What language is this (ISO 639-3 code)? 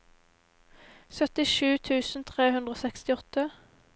nor